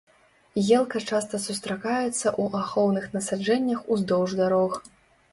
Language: Belarusian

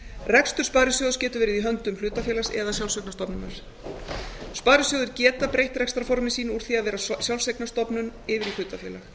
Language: Icelandic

